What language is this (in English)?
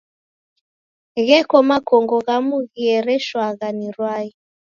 Taita